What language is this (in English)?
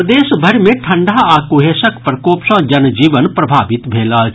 Maithili